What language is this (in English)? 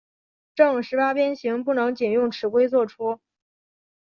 Chinese